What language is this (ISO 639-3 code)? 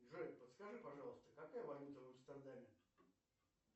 rus